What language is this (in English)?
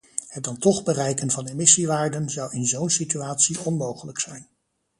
Dutch